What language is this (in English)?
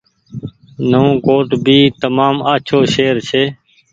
Goaria